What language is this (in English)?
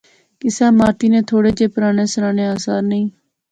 Pahari-Potwari